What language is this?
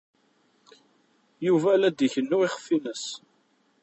Kabyle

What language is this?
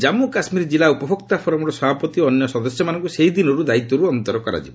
Odia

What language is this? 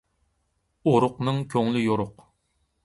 Uyghur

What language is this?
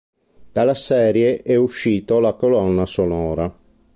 Italian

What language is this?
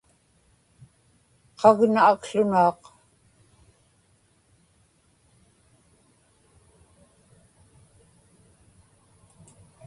Inupiaq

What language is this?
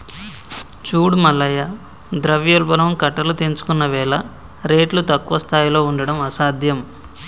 Telugu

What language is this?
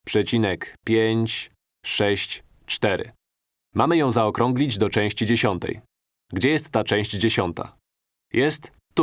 Polish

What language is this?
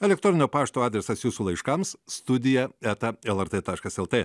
Lithuanian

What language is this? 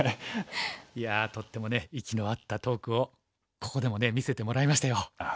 Japanese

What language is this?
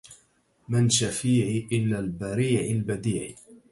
Arabic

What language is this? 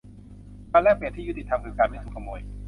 Thai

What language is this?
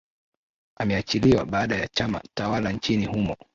Swahili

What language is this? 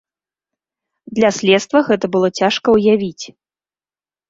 Belarusian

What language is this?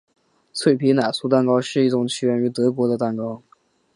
Chinese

